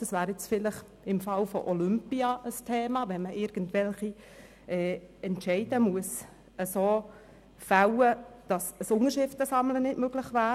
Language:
Swiss German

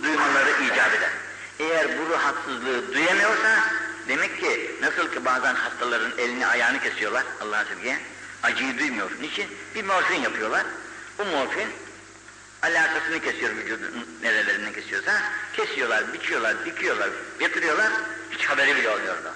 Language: Turkish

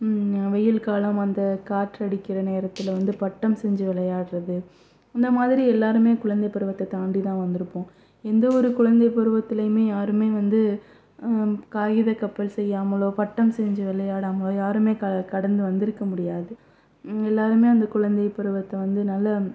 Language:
Tamil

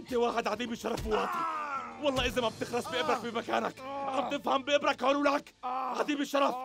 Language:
Arabic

